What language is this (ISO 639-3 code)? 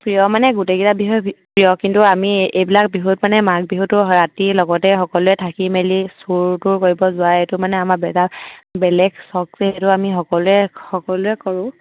asm